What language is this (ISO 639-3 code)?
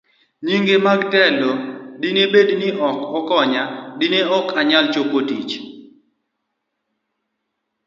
luo